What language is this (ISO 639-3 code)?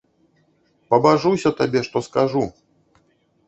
bel